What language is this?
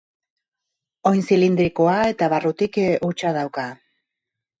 Basque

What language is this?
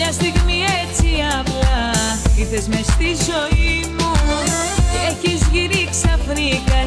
Greek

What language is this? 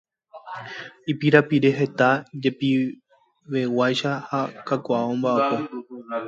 Guarani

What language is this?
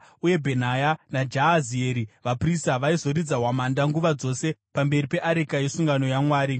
Shona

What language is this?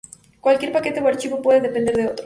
Spanish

